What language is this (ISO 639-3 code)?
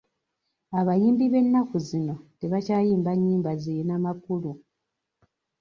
lug